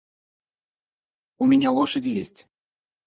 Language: Russian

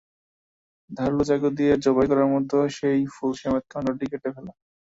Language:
Bangla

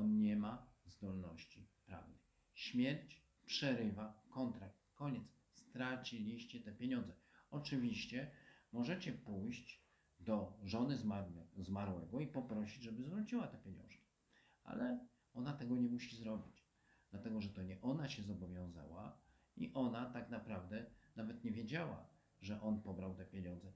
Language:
Polish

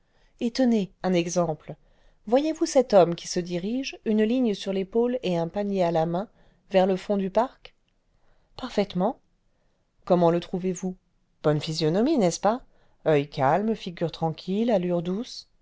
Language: French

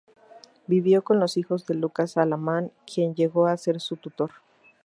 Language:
Spanish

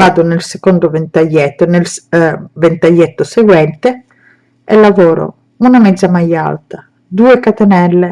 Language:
Italian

